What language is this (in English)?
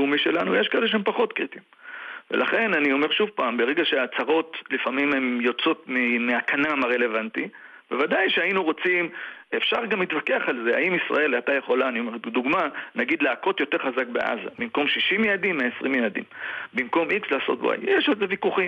Hebrew